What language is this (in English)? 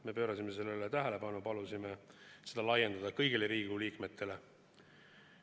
Estonian